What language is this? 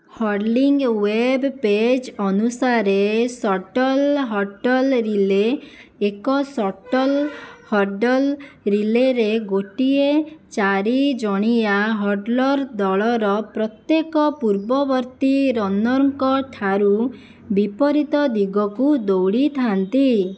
Odia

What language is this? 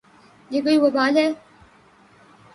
Urdu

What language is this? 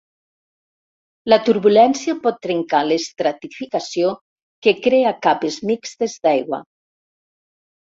Catalan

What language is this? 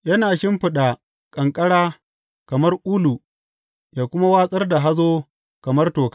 Hausa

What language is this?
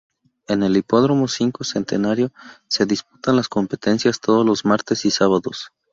Spanish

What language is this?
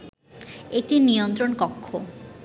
Bangla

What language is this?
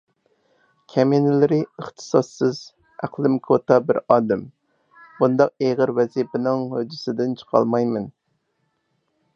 Uyghur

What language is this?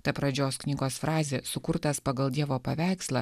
Lithuanian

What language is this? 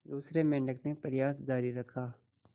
Hindi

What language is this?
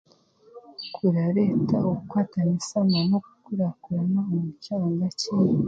Chiga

